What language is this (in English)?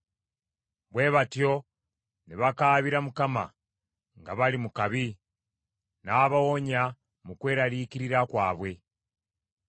Ganda